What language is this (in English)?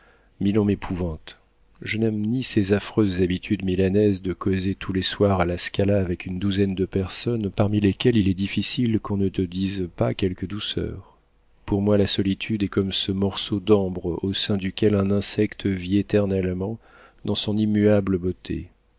French